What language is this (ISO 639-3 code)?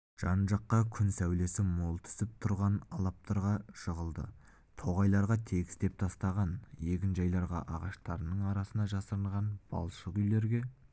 kaz